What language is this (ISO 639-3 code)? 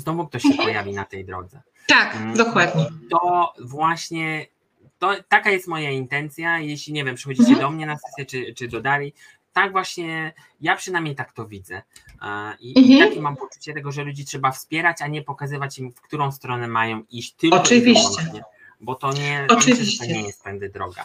pol